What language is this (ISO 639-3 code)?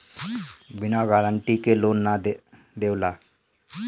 bho